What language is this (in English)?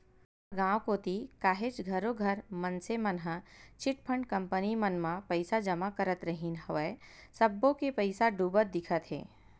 Chhattisgarhi